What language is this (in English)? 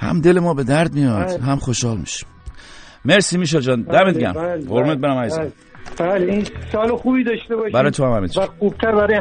Persian